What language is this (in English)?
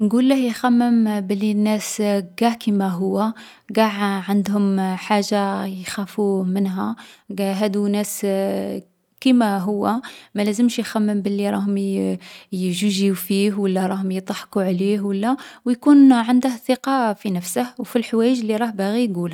Algerian Arabic